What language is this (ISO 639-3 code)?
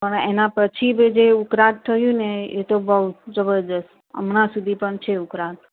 guj